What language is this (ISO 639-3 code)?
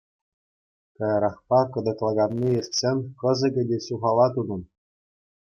chv